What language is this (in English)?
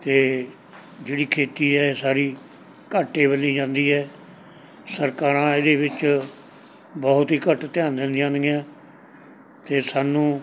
Punjabi